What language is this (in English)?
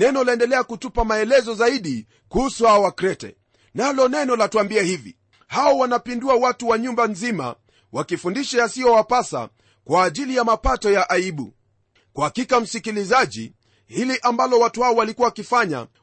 Swahili